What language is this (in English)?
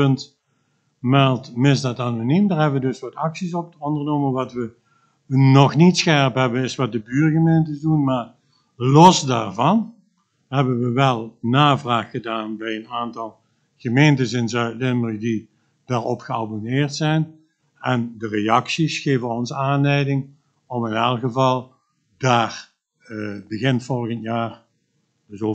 Dutch